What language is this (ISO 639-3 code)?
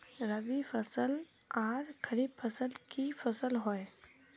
mag